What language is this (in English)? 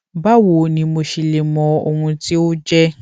Yoruba